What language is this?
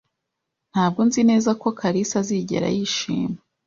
Kinyarwanda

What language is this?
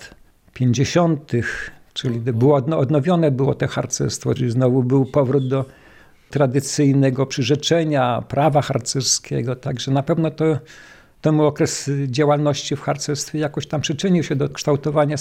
Polish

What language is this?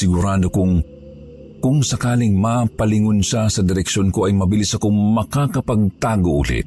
Filipino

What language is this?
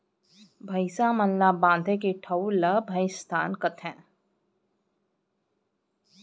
Chhattisgarhi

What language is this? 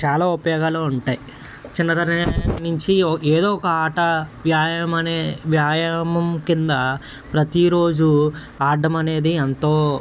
Telugu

